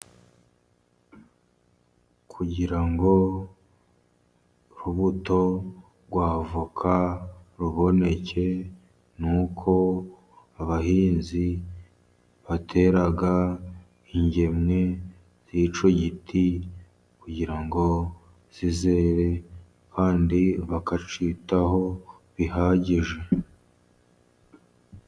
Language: Kinyarwanda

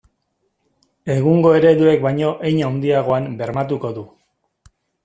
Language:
Basque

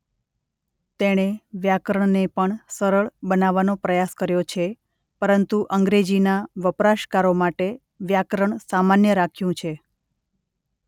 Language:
Gujarati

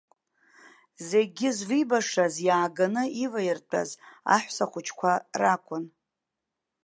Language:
Abkhazian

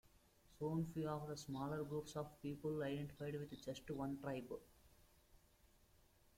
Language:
English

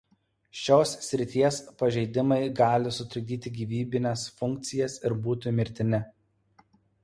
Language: Lithuanian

